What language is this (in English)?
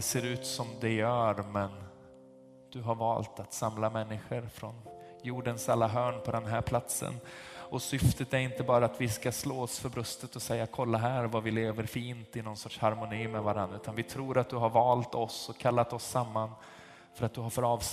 Swedish